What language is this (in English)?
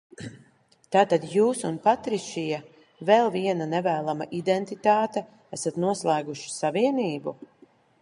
Latvian